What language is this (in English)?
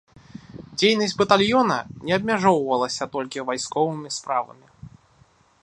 Belarusian